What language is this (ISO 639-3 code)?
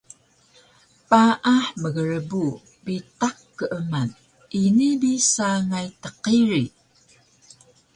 trv